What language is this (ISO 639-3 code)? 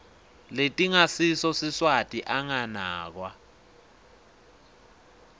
ssw